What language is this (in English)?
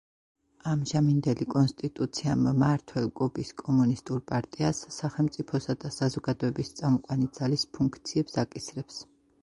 Georgian